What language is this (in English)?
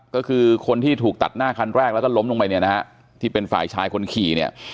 Thai